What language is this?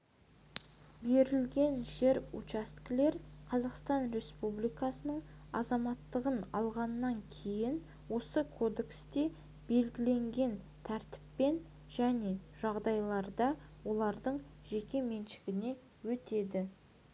Kazakh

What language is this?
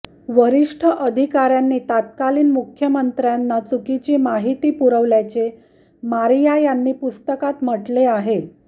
Marathi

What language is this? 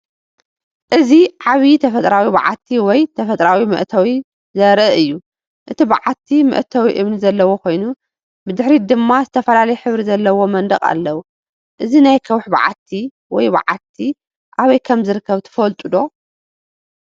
Tigrinya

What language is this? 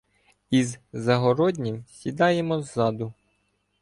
Ukrainian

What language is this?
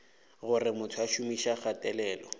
Northern Sotho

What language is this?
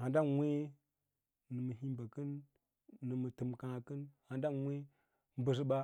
Lala-Roba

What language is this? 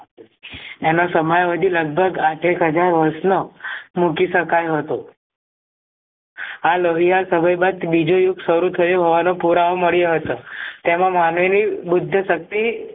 Gujarati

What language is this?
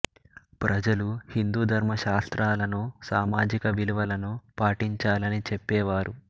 Telugu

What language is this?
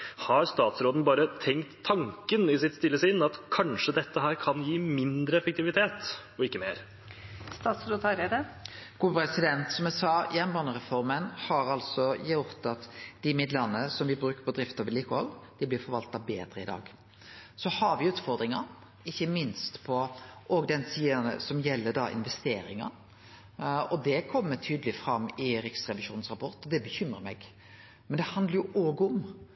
Norwegian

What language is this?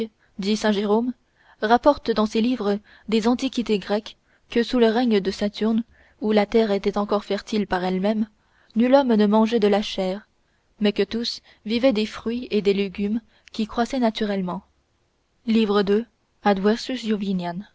French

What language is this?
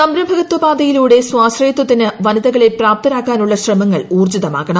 Malayalam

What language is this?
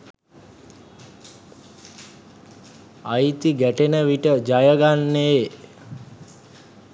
Sinhala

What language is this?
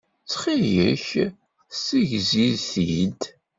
Kabyle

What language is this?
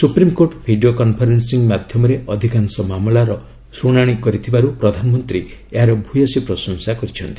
Odia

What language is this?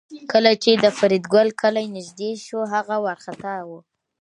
Pashto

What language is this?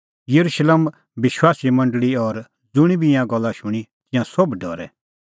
Kullu Pahari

